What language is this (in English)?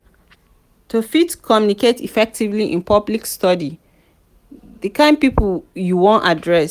Nigerian Pidgin